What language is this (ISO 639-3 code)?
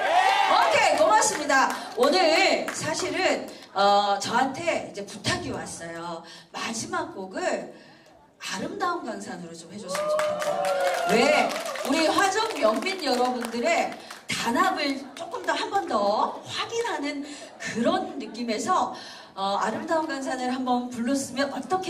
kor